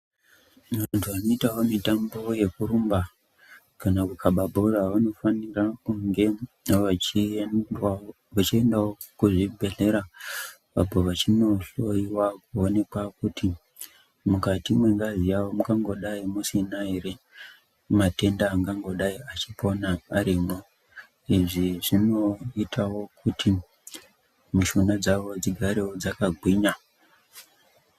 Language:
Ndau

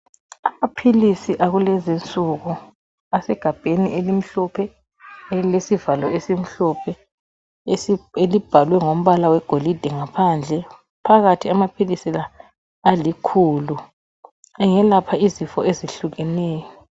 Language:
North Ndebele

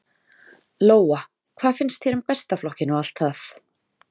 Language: Icelandic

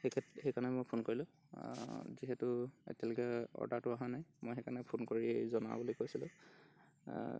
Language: Assamese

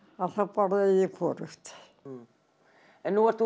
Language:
Icelandic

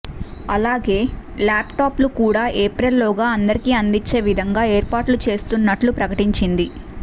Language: Telugu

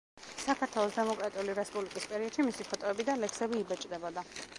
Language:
Georgian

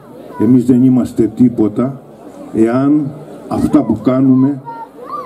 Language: Greek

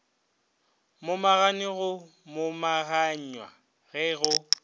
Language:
Northern Sotho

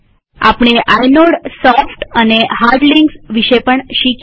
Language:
Gujarati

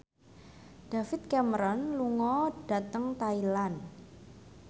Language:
Javanese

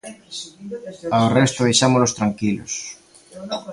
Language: Galician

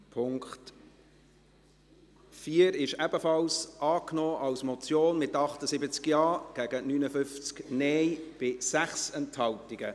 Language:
Swiss German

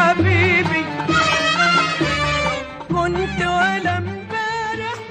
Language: Persian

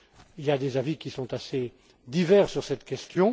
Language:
French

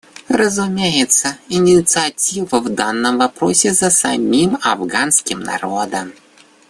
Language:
Russian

